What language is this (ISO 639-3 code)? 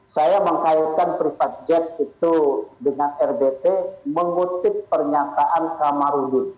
ind